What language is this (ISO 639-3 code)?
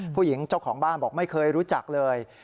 tha